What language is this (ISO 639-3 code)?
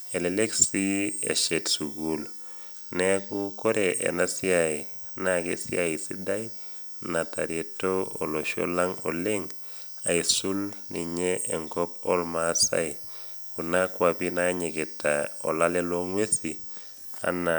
mas